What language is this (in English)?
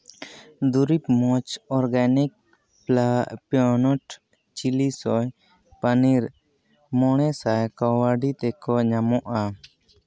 Santali